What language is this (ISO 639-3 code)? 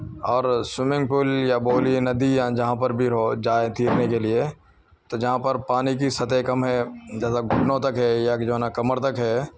urd